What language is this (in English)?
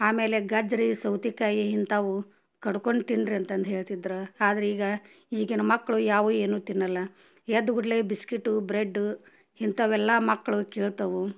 Kannada